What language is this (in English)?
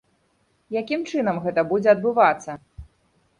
Belarusian